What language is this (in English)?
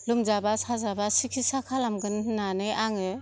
Bodo